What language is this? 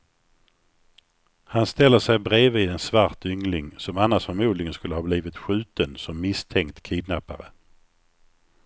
Swedish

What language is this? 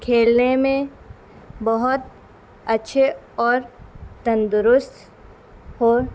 Urdu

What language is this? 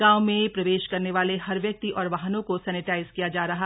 Hindi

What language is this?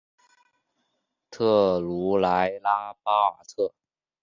Chinese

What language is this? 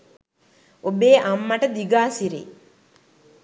Sinhala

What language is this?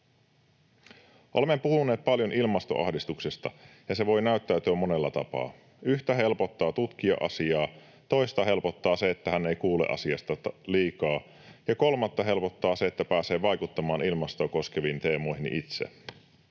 Finnish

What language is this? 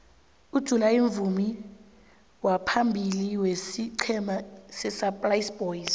South Ndebele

